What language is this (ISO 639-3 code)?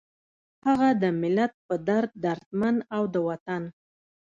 pus